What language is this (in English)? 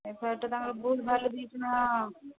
Odia